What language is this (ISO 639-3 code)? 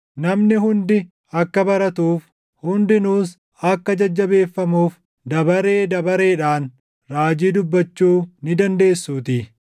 orm